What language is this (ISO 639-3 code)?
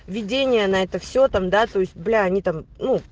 rus